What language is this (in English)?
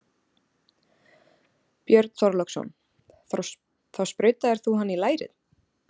Icelandic